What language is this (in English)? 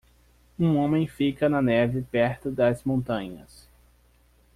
Portuguese